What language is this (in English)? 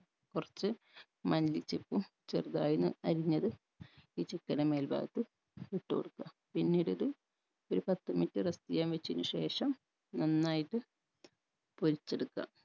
Malayalam